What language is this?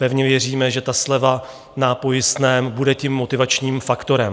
Czech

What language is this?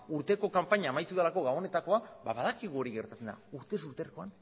Basque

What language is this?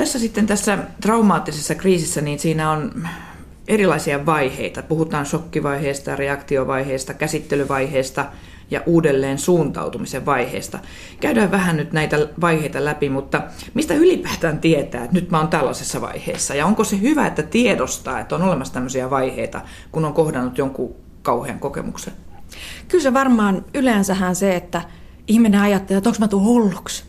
Finnish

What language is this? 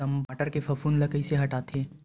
Chhattisgarhi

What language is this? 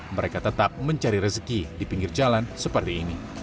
Indonesian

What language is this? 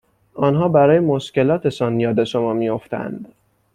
Persian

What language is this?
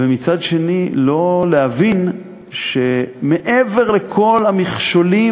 Hebrew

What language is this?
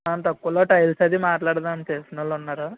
Telugu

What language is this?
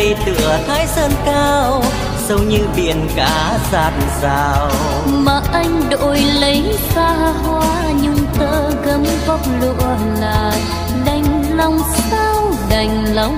Vietnamese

